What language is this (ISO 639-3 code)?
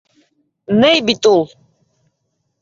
bak